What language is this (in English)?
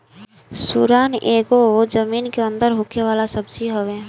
Bhojpuri